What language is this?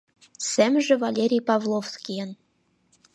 Mari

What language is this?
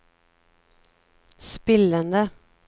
Norwegian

